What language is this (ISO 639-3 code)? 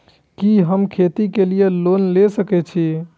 mai